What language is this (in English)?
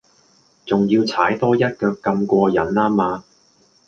Cantonese